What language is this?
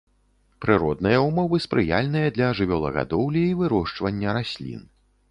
Belarusian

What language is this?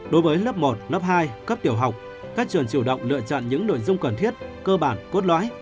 Vietnamese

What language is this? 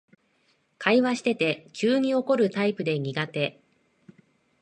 Japanese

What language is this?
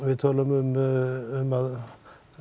Icelandic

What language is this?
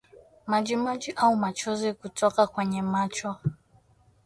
Swahili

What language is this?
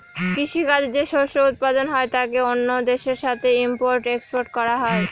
Bangla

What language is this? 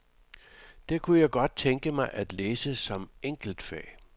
Danish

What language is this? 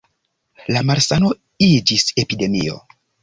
Esperanto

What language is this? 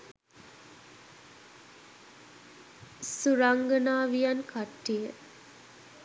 Sinhala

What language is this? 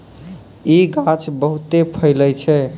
Maithili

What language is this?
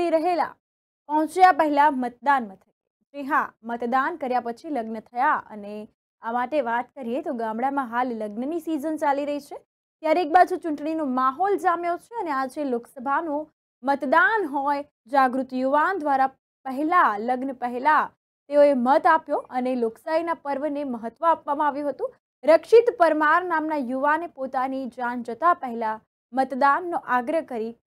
Gujarati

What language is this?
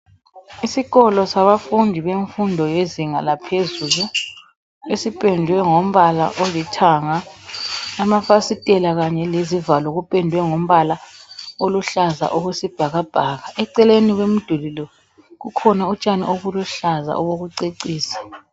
North Ndebele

